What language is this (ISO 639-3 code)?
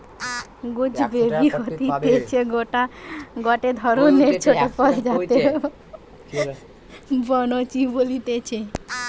ben